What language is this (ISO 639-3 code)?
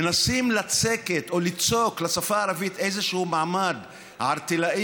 heb